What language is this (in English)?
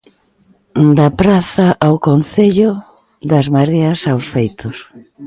Galician